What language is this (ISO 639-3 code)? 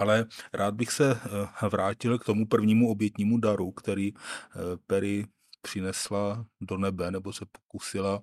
ces